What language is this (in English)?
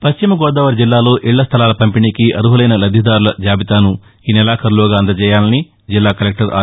Telugu